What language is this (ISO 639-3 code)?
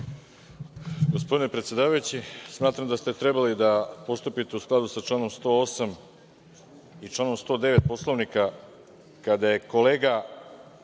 srp